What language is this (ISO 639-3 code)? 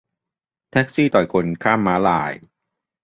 tha